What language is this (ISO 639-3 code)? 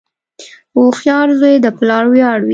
pus